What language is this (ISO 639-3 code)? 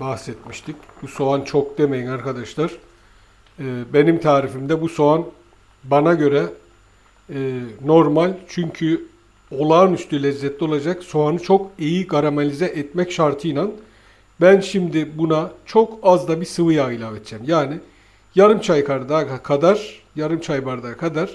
tur